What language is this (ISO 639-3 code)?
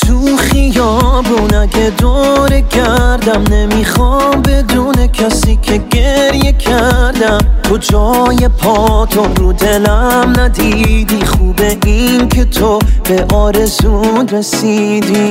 fas